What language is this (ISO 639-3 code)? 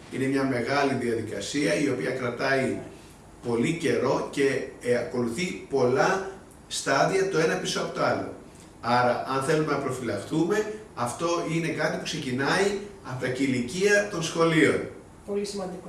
ell